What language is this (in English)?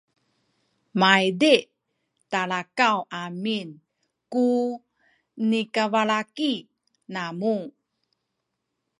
Sakizaya